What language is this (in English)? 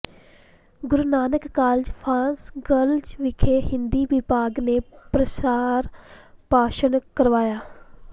Punjabi